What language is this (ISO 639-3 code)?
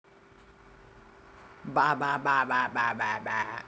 rus